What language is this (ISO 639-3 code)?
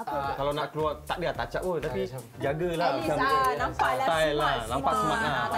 msa